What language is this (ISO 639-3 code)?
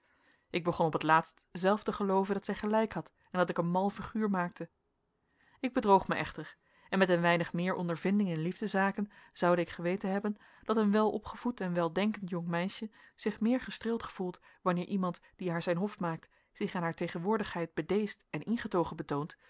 nld